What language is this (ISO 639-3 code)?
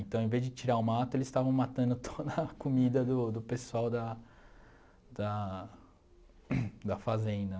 por